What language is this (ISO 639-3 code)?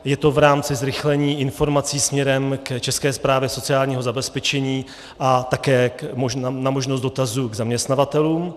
ces